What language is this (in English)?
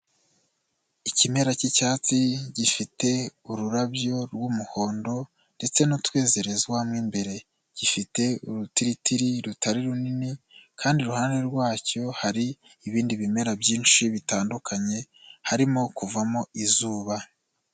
Kinyarwanda